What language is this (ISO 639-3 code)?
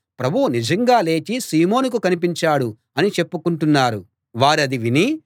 tel